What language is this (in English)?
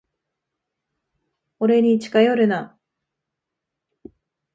Japanese